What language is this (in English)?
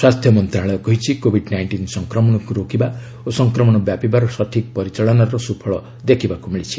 Odia